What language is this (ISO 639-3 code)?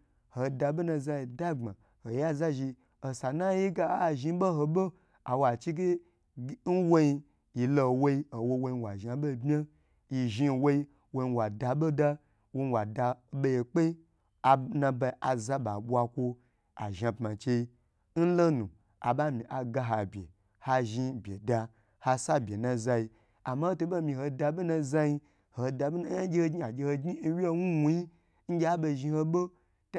gbr